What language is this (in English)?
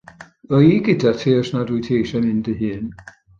Welsh